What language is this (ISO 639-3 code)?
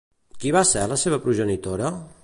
cat